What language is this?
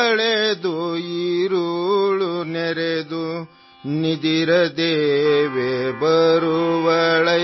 Assamese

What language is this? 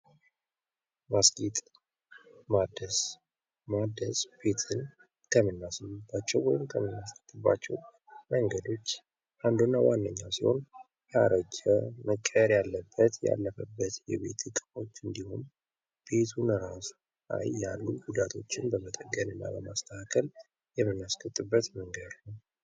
Amharic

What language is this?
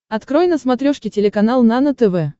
Russian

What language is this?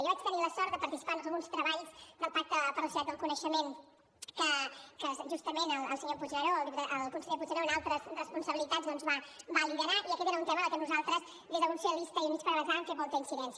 Catalan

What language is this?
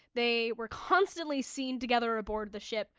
English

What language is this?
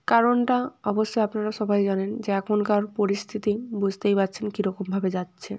Bangla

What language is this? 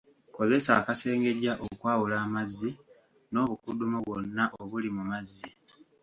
Ganda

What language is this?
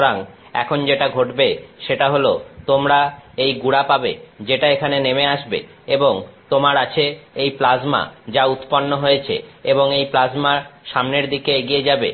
Bangla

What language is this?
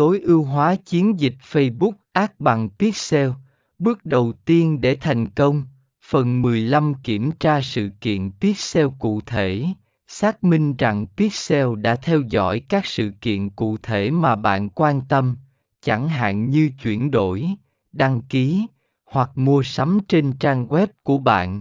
Vietnamese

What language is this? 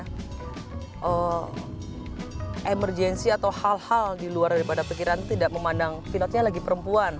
Indonesian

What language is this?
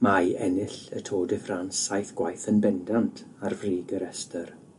Welsh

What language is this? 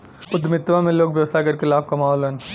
Bhojpuri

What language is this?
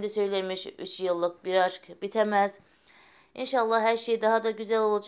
Turkish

